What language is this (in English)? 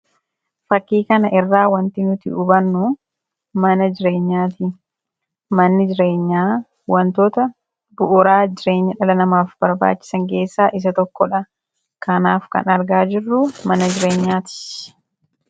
Oromo